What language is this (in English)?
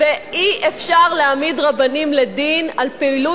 Hebrew